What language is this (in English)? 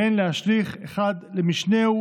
Hebrew